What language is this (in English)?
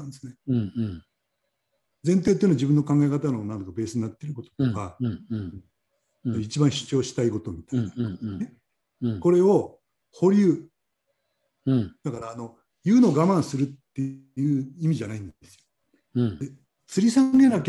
Japanese